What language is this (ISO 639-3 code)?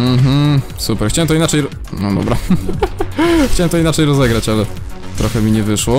pol